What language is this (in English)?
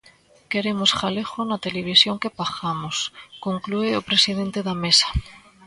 Galician